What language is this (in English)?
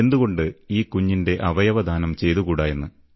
Malayalam